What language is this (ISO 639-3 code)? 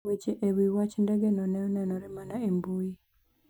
luo